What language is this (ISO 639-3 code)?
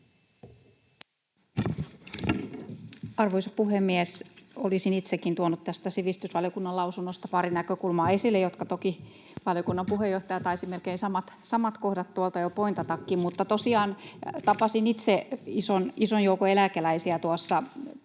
fin